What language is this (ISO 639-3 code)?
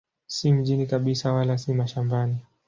swa